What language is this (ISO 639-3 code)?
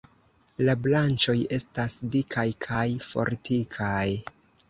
epo